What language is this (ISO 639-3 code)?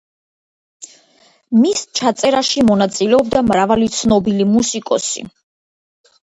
kat